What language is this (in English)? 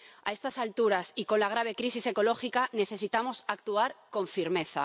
Spanish